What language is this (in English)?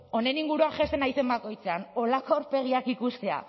Basque